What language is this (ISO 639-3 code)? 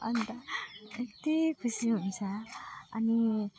nep